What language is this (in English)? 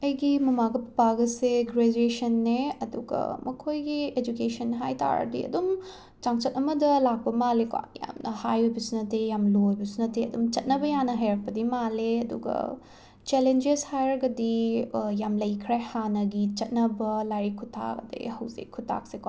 Manipuri